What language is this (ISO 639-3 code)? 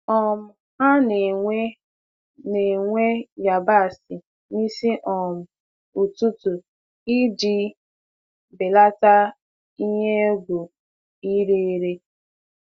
ibo